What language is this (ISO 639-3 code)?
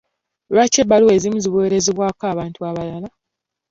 lug